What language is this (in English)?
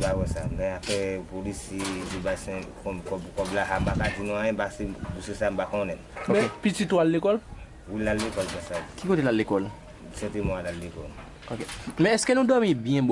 French